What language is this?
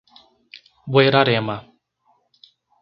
Portuguese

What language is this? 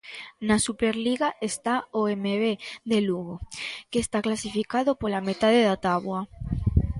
Galician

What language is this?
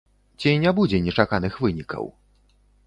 Belarusian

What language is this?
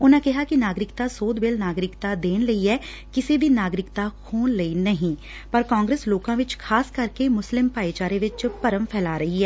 Punjabi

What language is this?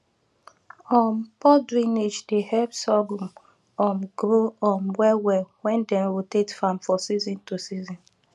Nigerian Pidgin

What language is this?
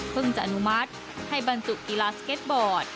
Thai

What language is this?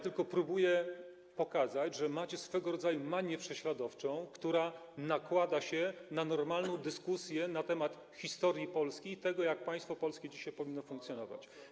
Polish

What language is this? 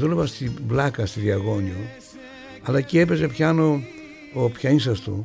Greek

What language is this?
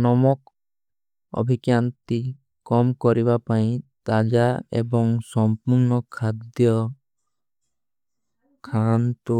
Kui (India)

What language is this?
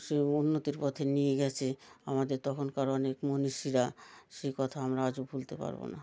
Bangla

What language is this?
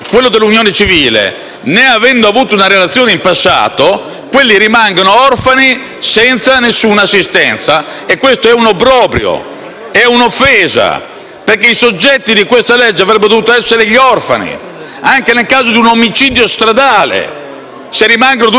Italian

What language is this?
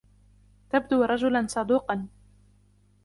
Arabic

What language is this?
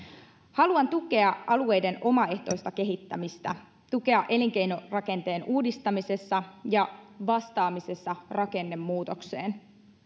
Finnish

